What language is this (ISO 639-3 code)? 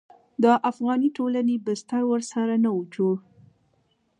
pus